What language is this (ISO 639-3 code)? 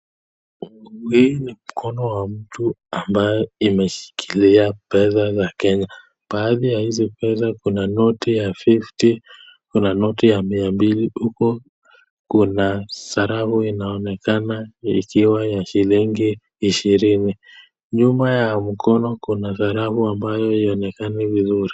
swa